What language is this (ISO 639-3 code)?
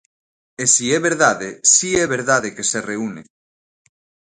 glg